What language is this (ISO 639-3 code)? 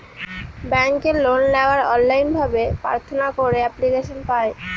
ben